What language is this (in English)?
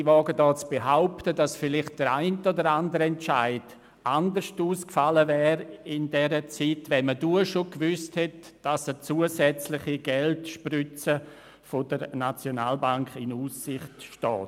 Swiss German